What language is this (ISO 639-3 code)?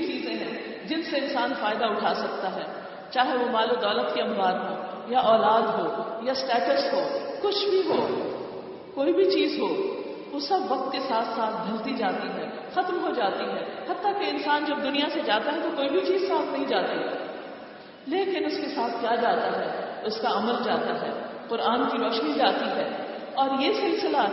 urd